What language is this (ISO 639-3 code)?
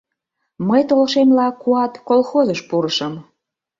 chm